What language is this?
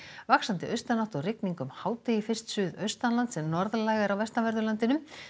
Icelandic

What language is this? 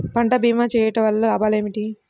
Telugu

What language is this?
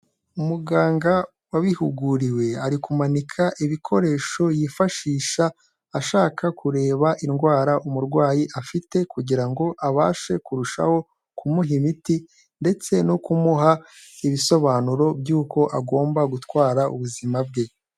Kinyarwanda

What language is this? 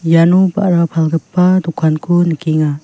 Garo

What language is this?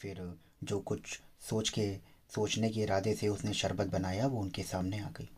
Hindi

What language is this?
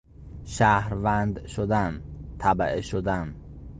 Persian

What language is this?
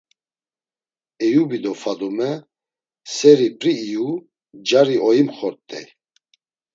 Laz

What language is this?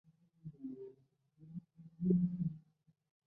Chinese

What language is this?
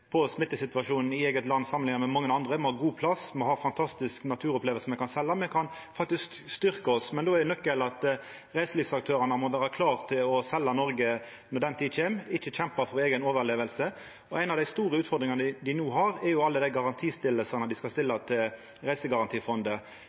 Norwegian Nynorsk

